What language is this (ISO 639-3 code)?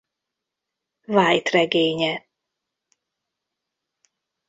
hun